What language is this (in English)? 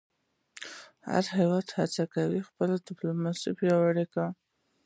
Pashto